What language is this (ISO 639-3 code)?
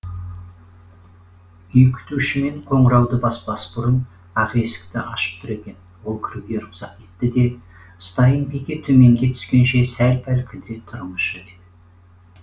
kaz